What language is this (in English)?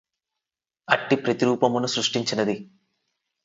Telugu